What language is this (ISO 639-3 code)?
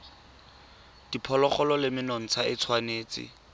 tsn